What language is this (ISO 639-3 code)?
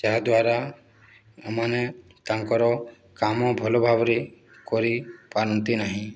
ori